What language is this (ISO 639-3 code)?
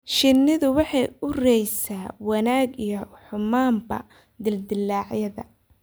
som